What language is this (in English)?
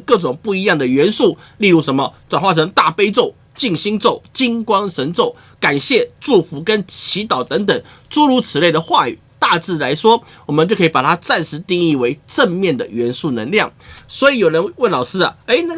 Chinese